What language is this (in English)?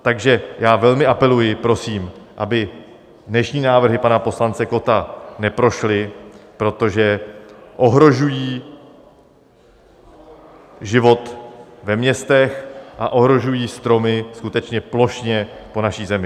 Czech